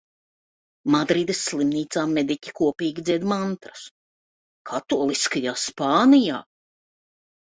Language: Latvian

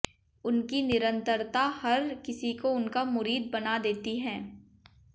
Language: Hindi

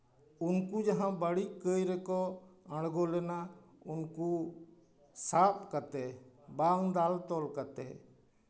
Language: Santali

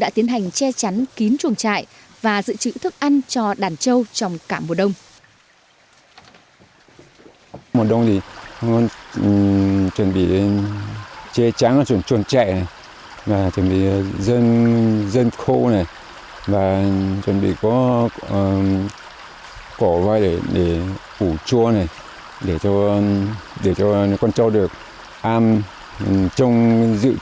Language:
Vietnamese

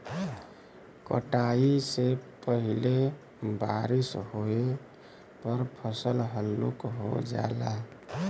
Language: Bhojpuri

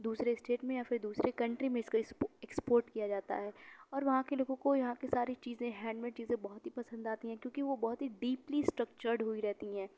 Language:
Urdu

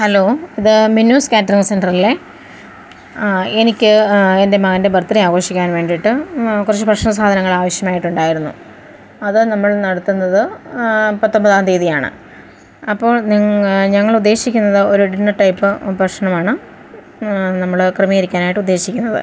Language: Malayalam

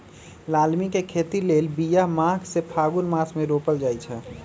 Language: Magahi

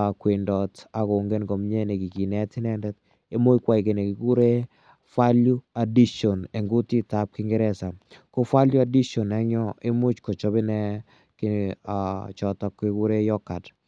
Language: Kalenjin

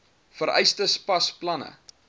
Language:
Afrikaans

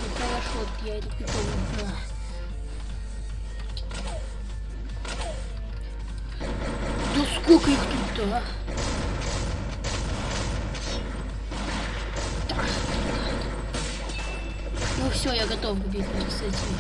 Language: Russian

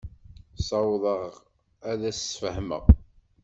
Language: Kabyle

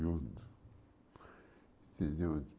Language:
Portuguese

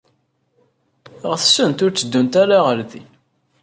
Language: Kabyle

